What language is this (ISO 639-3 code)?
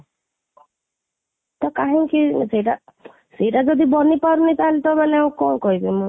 ori